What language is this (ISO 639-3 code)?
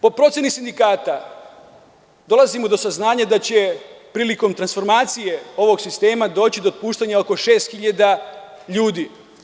srp